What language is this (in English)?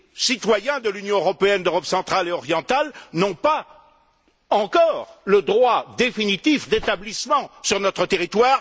French